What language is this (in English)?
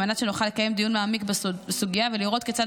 Hebrew